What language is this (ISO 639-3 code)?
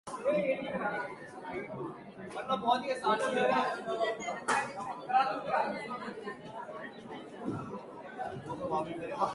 urd